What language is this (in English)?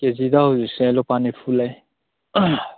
Manipuri